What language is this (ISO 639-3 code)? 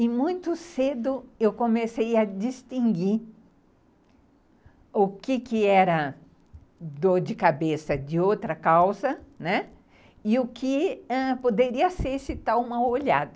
por